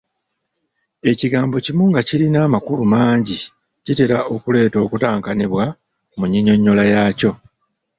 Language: Ganda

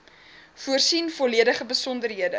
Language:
Afrikaans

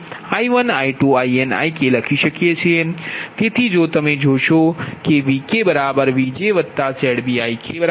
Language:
Gujarati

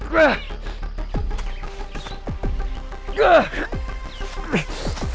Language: Indonesian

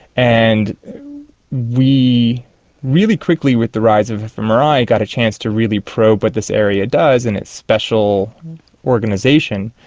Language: English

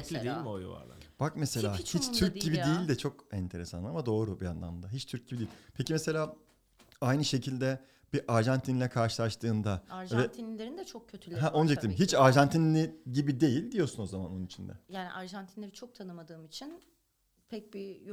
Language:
Turkish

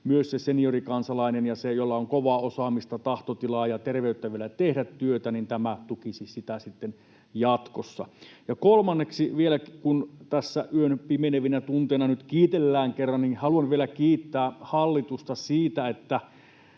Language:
Finnish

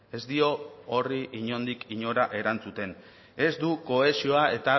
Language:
Basque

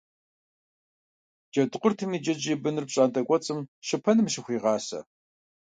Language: Kabardian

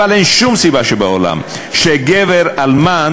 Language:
Hebrew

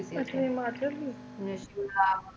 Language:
Punjabi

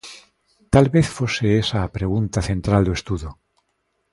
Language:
Galician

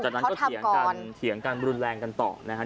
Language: Thai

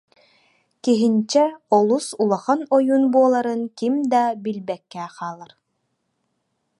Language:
Yakut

